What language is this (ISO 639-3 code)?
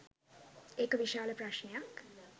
sin